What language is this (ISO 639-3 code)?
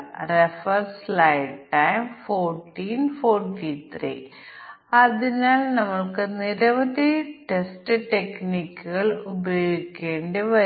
mal